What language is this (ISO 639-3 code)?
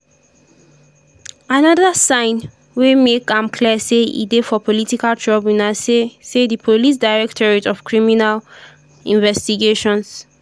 pcm